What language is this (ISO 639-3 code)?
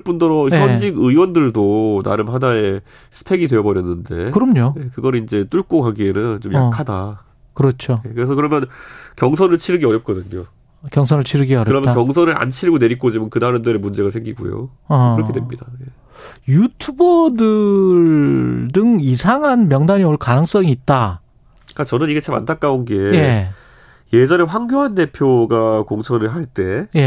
kor